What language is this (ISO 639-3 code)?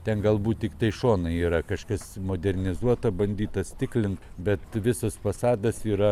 lit